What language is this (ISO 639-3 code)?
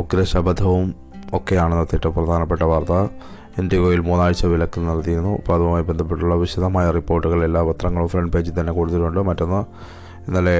mal